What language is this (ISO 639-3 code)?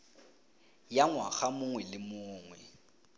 tsn